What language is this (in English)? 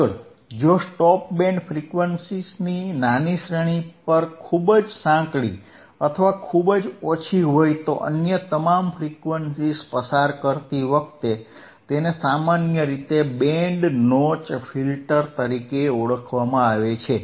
Gujarati